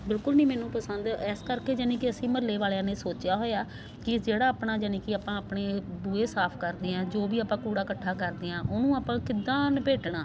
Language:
Punjabi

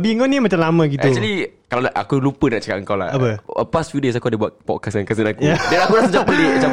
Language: Malay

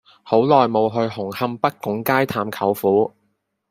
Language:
Cantonese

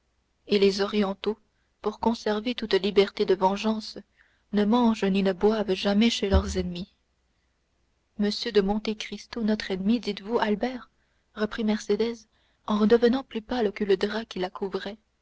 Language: French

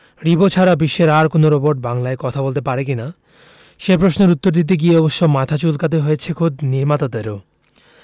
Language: Bangla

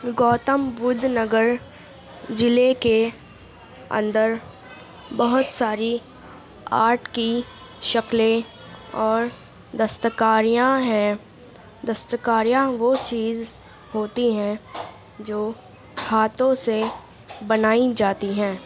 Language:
Urdu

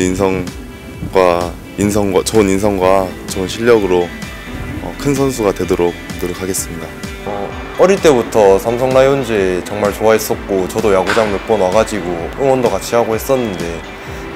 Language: Korean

